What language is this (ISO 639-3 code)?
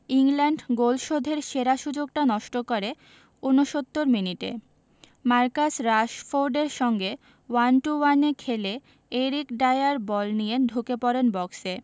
ben